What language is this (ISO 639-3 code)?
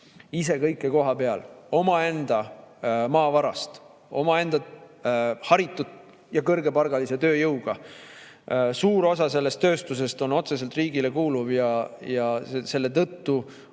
est